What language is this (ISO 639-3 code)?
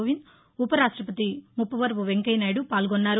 tel